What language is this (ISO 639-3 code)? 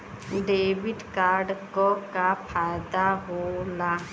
bho